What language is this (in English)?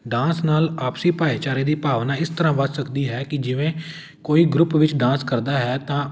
Punjabi